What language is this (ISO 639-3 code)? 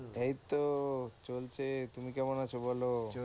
ben